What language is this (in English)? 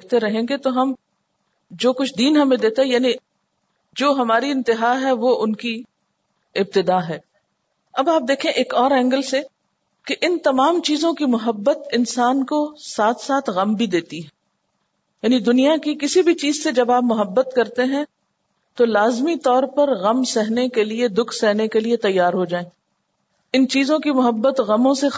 Urdu